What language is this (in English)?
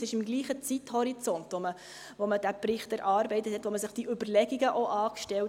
Swiss German